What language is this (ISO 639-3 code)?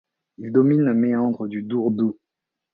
fra